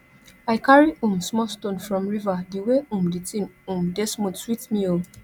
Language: Nigerian Pidgin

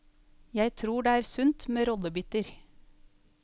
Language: Norwegian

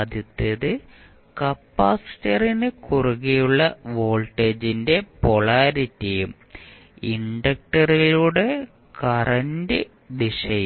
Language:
Malayalam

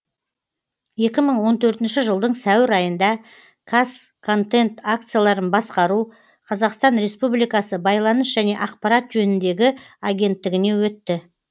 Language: Kazakh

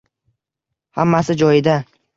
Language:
Uzbek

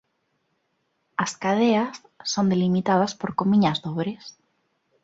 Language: Galician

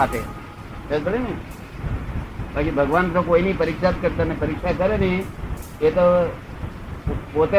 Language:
Gujarati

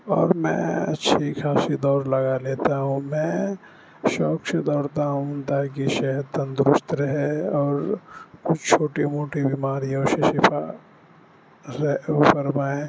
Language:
Urdu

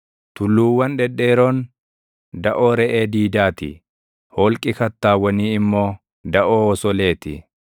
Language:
Oromo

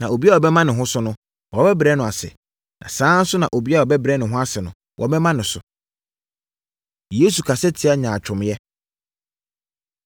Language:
Akan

